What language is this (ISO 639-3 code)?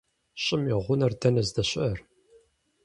kbd